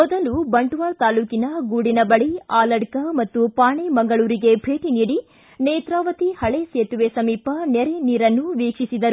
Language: Kannada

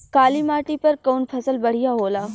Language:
Bhojpuri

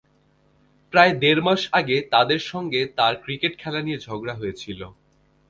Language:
Bangla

